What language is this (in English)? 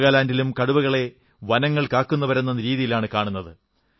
Malayalam